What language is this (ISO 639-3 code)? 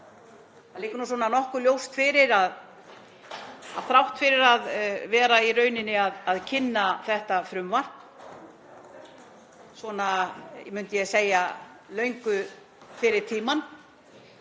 isl